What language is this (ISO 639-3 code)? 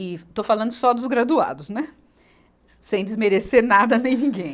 por